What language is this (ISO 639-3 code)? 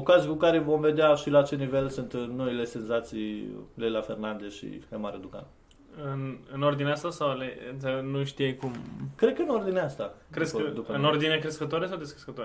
ron